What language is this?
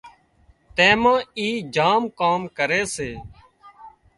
Wadiyara Koli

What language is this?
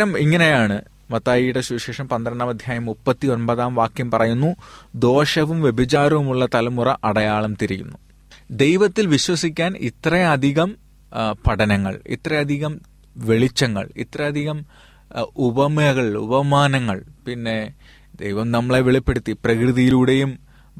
Malayalam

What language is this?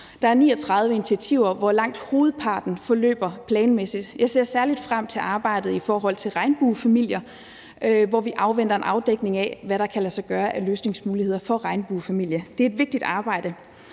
Danish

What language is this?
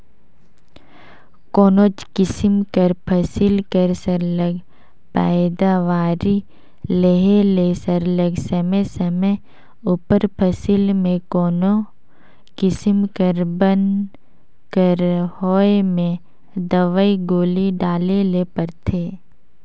Chhattisgarhi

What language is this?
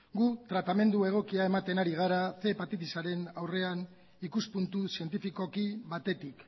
Basque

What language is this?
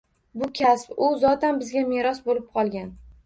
Uzbek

